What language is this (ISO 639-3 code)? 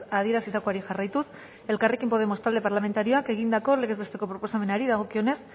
eus